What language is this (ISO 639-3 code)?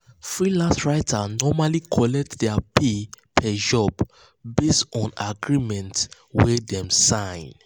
pcm